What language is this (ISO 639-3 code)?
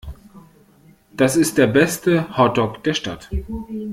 deu